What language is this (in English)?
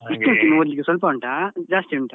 Kannada